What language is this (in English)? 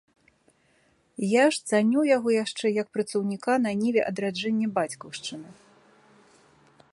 Belarusian